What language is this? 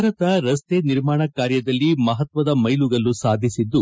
Kannada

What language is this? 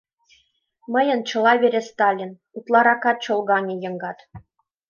Mari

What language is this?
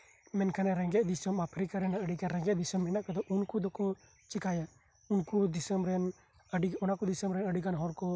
Santali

